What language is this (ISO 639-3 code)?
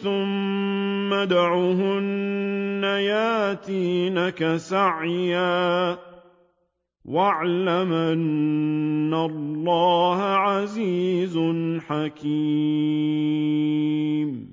ara